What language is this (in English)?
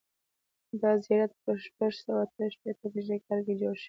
Pashto